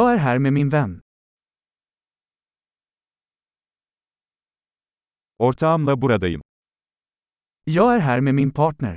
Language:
Turkish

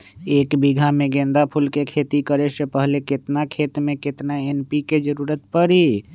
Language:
Magahi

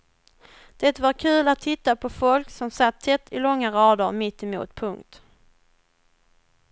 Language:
Swedish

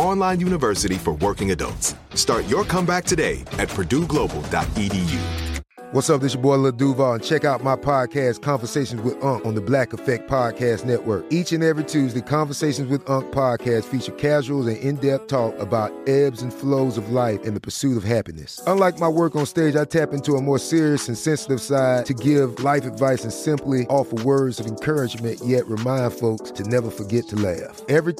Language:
English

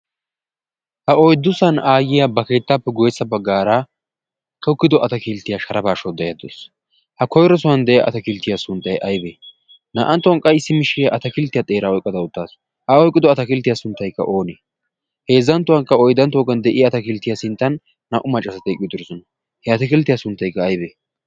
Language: Wolaytta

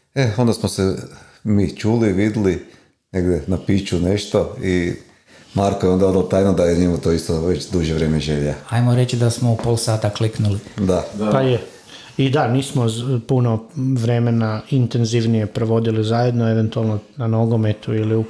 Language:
Croatian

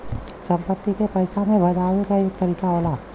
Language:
Bhojpuri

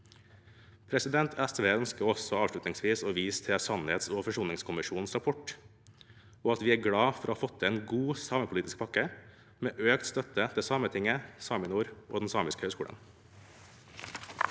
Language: Norwegian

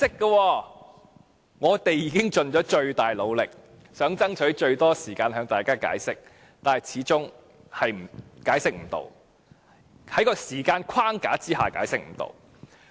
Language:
Cantonese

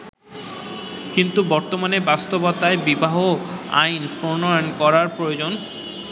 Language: Bangla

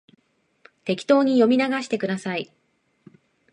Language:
Japanese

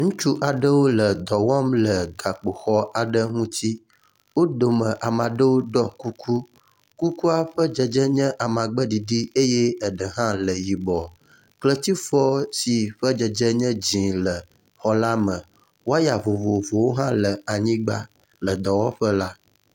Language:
Ewe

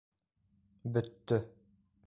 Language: Bashkir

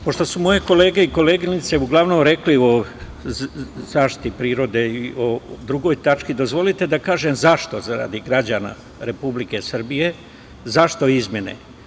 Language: Serbian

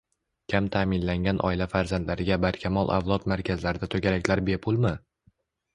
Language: Uzbek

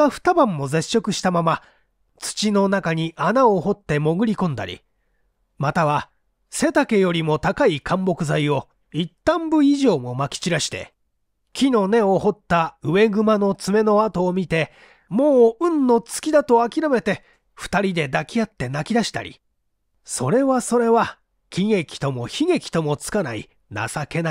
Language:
Japanese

